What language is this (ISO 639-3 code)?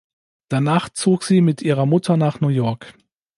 deu